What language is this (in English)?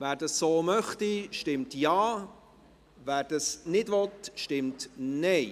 Swiss German